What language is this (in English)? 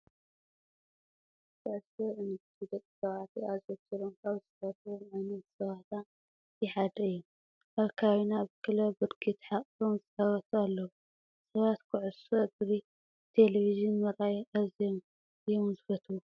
Tigrinya